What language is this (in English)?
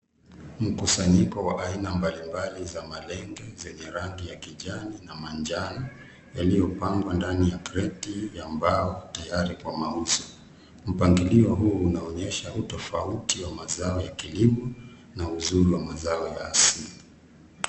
Swahili